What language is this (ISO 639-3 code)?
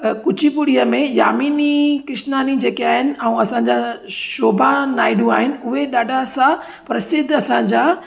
snd